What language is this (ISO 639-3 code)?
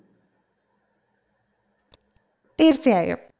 mal